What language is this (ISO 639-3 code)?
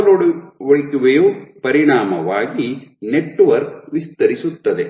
kan